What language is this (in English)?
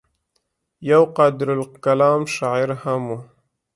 Pashto